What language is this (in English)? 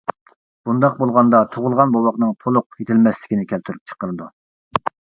Uyghur